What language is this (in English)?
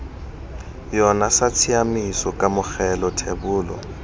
Tswana